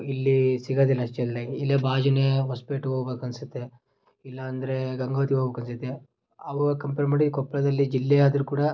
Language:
Kannada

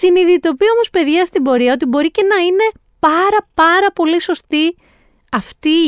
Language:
Greek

